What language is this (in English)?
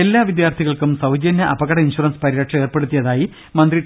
Malayalam